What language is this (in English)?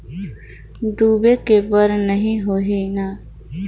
Chhattisgarhi